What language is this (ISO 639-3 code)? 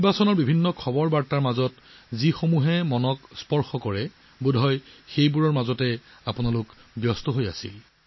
asm